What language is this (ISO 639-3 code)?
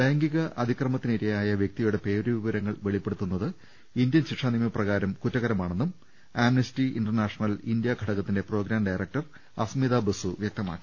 mal